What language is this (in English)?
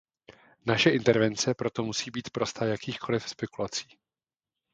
Czech